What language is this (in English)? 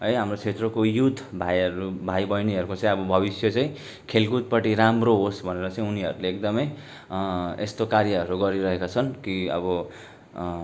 Nepali